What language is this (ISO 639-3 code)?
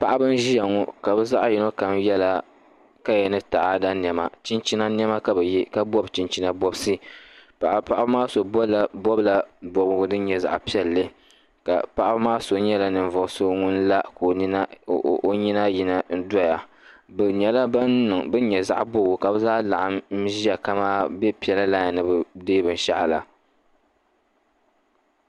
dag